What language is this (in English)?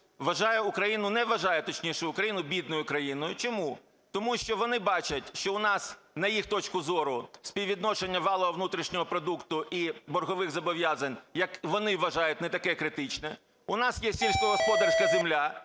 Ukrainian